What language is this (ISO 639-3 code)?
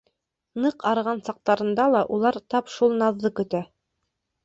bak